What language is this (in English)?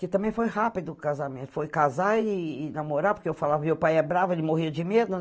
Portuguese